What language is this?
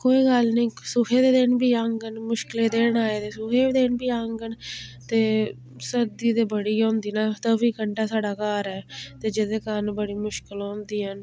Dogri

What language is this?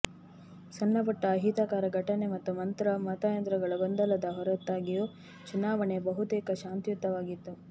Kannada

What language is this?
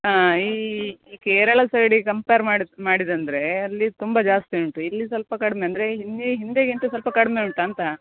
Kannada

